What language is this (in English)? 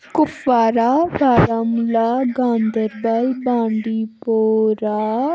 Kashmiri